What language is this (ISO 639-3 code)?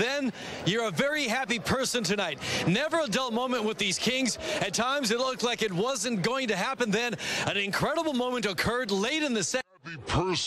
eng